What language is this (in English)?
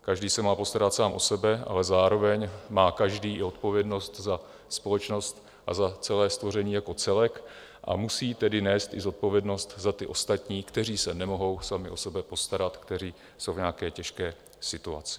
Czech